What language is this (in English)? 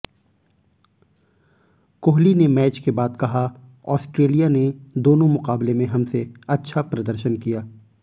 Hindi